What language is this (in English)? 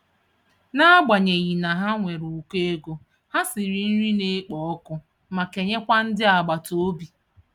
Igbo